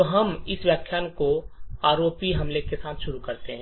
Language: Hindi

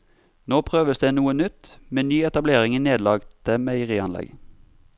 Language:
Norwegian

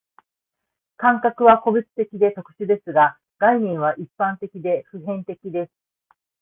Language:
Japanese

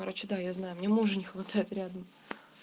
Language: Russian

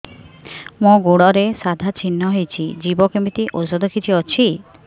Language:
Odia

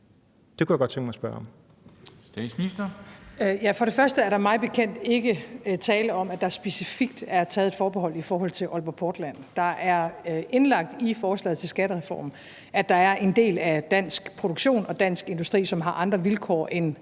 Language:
Danish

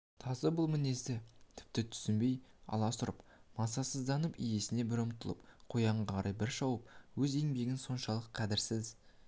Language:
Kazakh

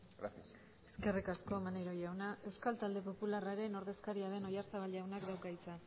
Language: Basque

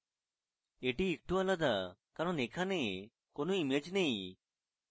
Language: Bangla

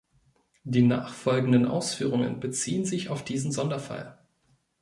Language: German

